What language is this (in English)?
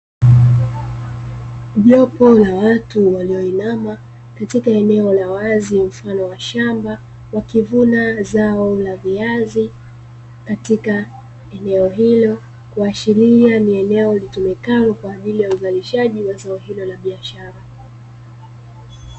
Swahili